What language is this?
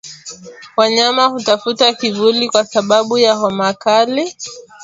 Swahili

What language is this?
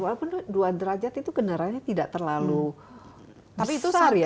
Indonesian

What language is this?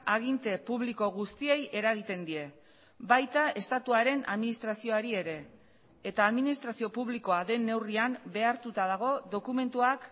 Basque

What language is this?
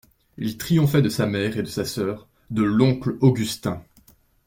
French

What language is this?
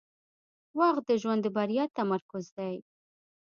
Pashto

